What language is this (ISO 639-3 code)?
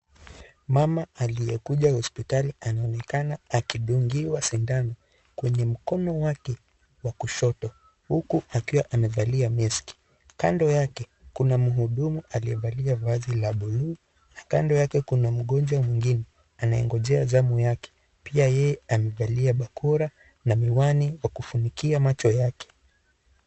swa